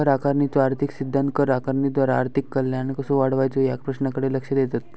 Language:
Marathi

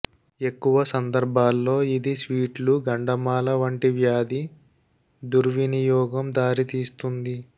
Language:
Telugu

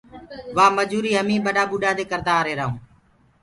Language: Gurgula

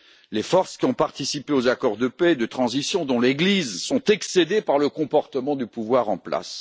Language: French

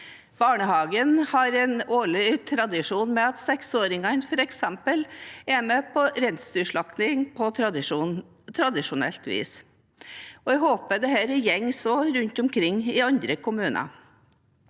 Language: Norwegian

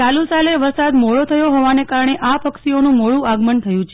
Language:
Gujarati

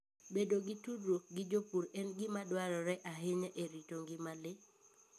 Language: Luo (Kenya and Tanzania)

